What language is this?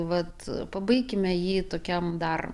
Lithuanian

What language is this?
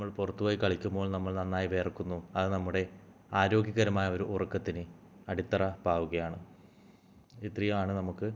Malayalam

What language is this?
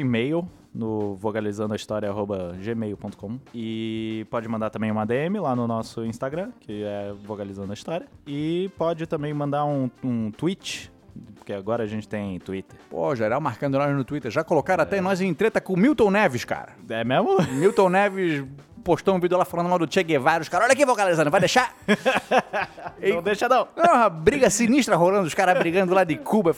Portuguese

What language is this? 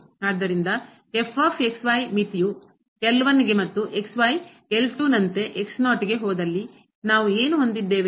Kannada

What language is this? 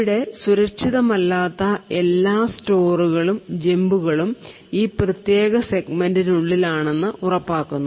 Malayalam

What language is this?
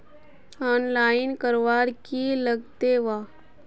Magahi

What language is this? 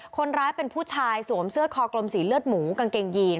Thai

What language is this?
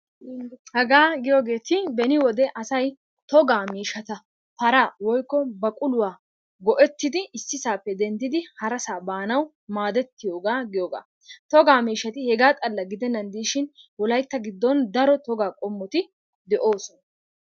Wolaytta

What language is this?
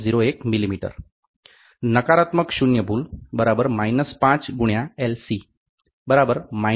Gujarati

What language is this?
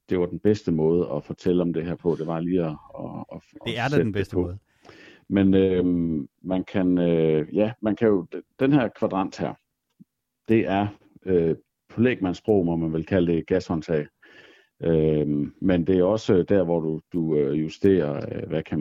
Danish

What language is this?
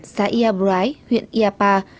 Vietnamese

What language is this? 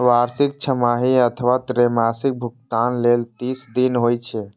Maithili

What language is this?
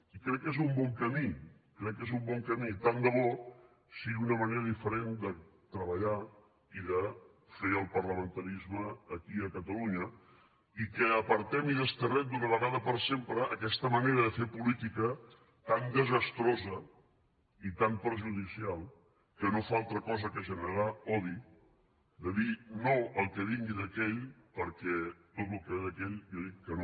Catalan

